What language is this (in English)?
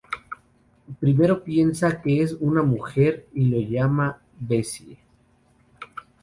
Spanish